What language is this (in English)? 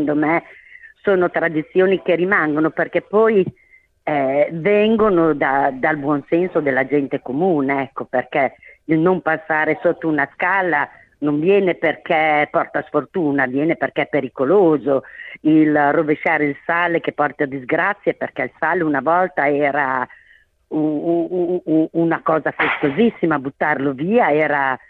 Italian